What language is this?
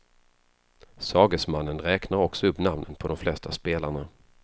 Swedish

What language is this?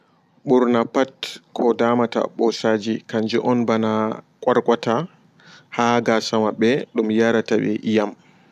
Fula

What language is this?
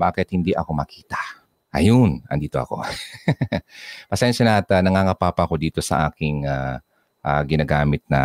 Filipino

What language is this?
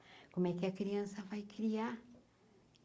Portuguese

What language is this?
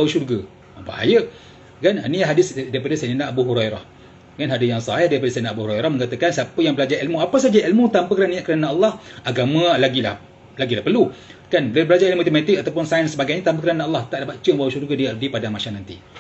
Malay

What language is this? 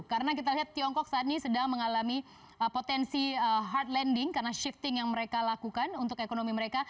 Indonesian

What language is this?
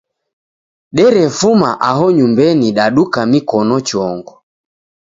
Taita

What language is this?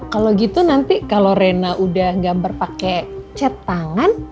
Indonesian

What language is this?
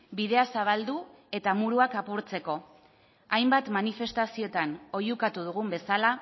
Basque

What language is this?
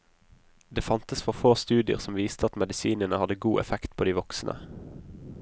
Norwegian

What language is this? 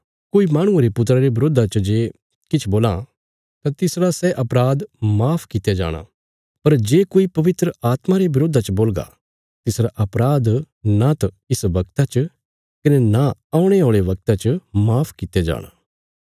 Bilaspuri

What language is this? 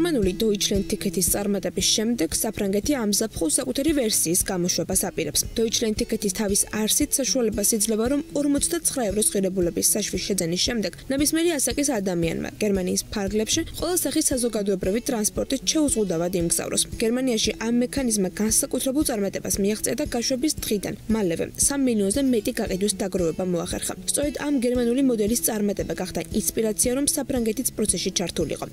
Romanian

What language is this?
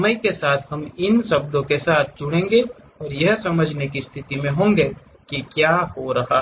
Hindi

